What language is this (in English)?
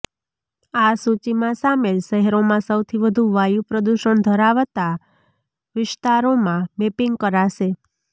Gujarati